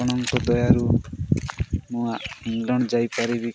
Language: Odia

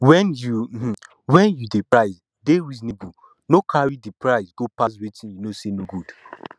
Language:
Nigerian Pidgin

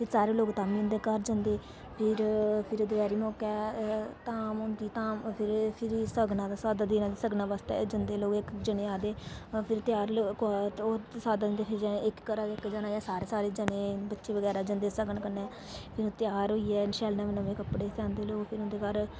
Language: Dogri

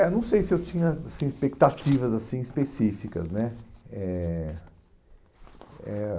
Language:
Portuguese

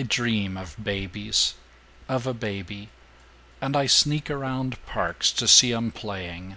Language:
English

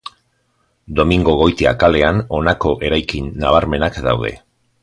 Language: Basque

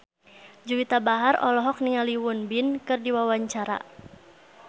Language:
Sundanese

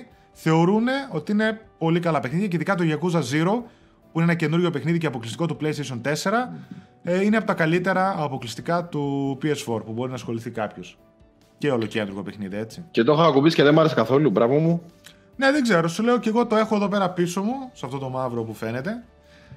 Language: Greek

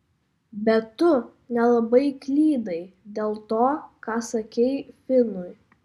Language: Lithuanian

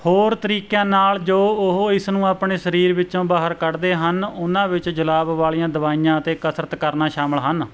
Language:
Punjabi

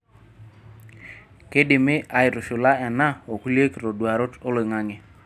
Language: Masai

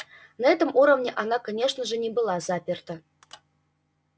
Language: Russian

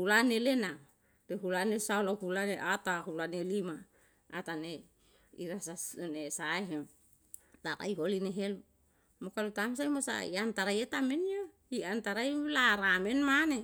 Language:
Yalahatan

